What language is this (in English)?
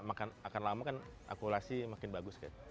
Indonesian